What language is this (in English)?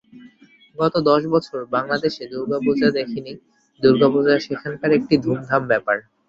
Bangla